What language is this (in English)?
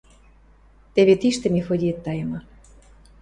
Western Mari